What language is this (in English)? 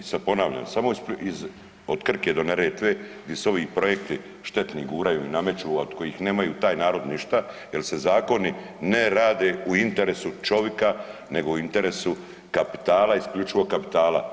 Croatian